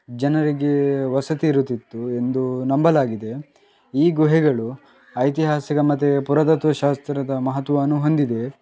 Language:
Kannada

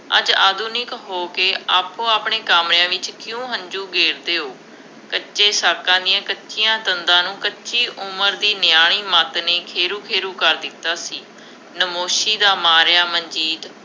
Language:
Punjabi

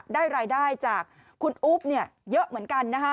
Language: Thai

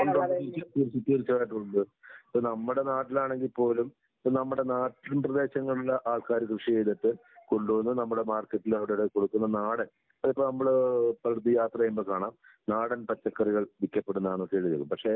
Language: Malayalam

